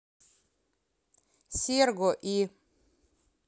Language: Russian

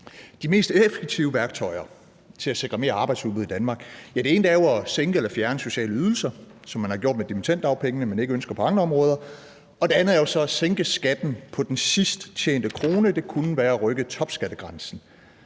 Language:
Danish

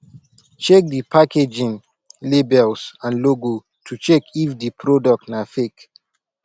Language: Nigerian Pidgin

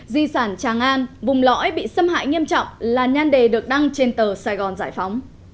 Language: Vietnamese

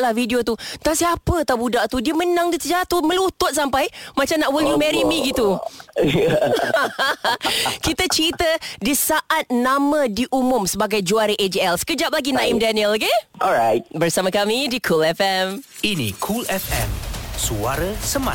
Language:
Malay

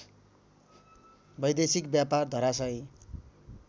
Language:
Nepali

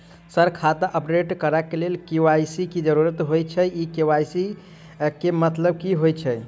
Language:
Maithili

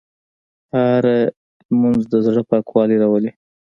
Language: Pashto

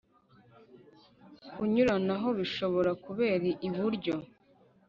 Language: Kinyarwanda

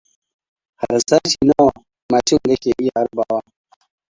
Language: Hausa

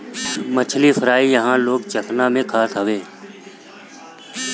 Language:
Bhojpuri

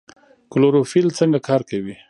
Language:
Pashto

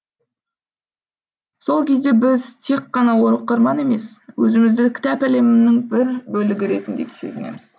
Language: Kazakh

